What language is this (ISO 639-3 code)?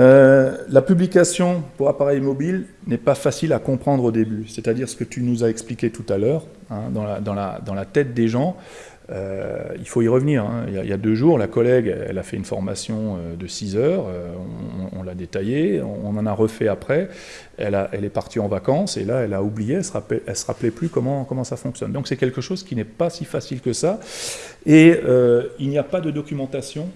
fra